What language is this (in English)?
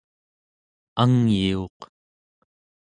Central Yupik